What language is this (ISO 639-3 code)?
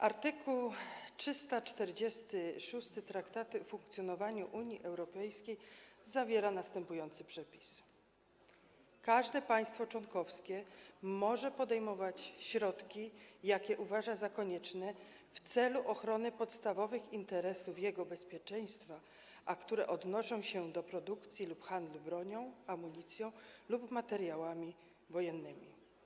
pol